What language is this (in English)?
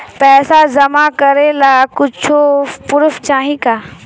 Bhojpuri